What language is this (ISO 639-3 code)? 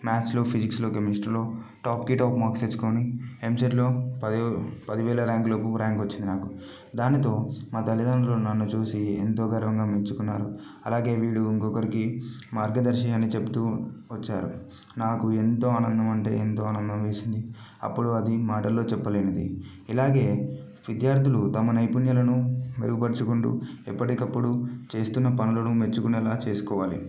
tel